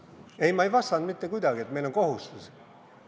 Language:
Estonian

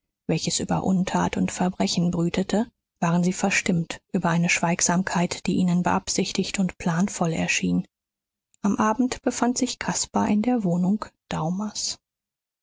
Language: German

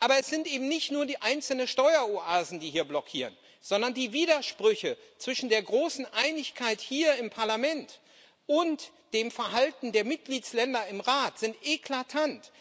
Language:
German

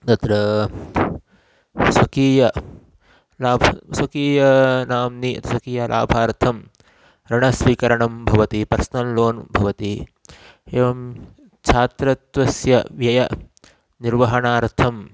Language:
Sanskrit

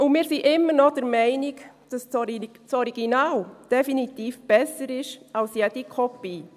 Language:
Swiss German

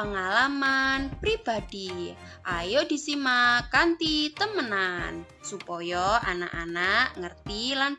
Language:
Indonesian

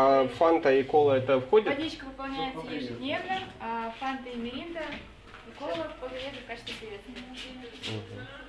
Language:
Russian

